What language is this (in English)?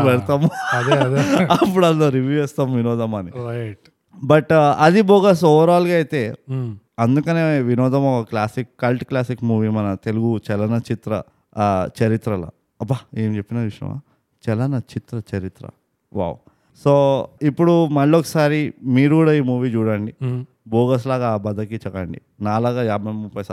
Telugu